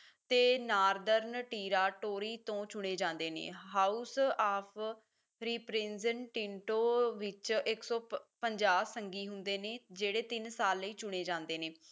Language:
Punjabi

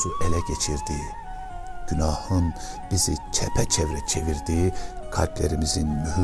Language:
Turkish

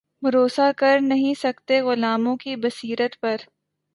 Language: Urdu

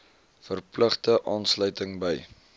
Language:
Afrikaans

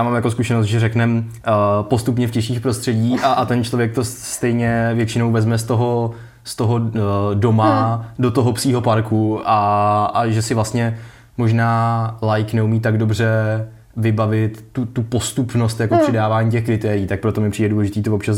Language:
Czech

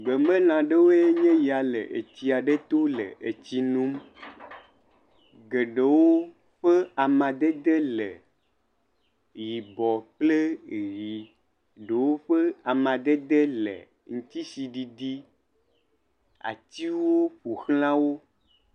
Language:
Ewe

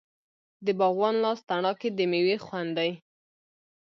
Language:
Pashto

